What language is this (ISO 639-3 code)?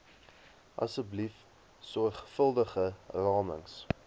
afr